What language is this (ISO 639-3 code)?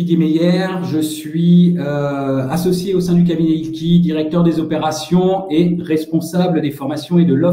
fra